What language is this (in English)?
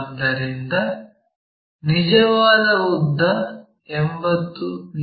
Kannada